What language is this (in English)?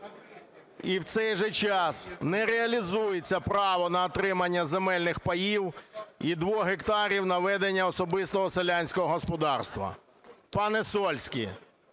Ukrainian